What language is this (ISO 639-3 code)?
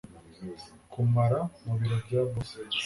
kin